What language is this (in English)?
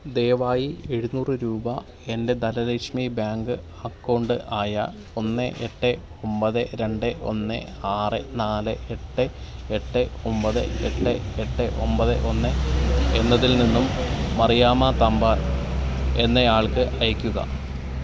Malayalam